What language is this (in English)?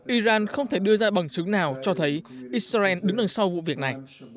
Vietnamese